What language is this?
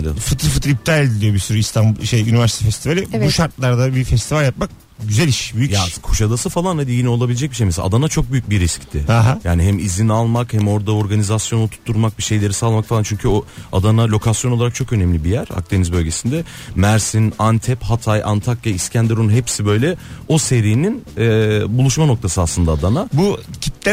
Turkish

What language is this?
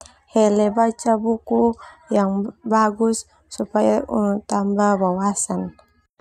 Termanu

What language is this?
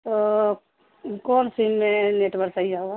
Urdu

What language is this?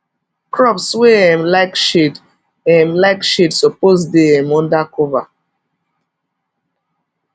Nigerian Pidgin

